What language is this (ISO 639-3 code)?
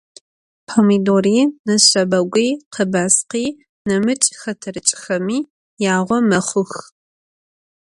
ady